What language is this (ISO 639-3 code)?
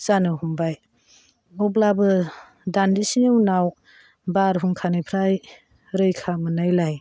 brx